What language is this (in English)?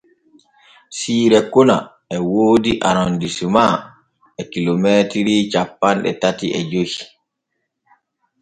Borgu Fulfulde